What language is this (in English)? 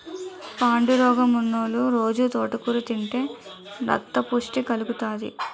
Telugu